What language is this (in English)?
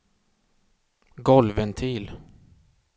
Swedish